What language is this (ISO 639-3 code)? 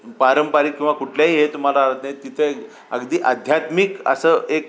mar